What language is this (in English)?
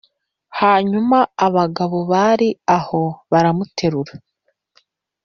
Kinyarwanda